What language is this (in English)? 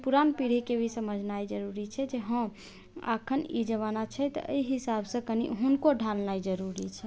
Maithili